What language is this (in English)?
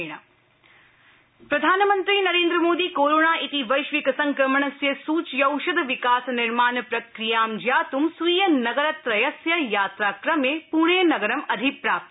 Sanskrit